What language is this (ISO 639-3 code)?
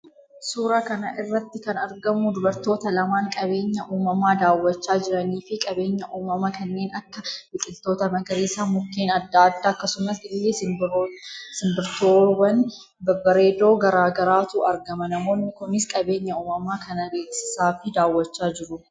orm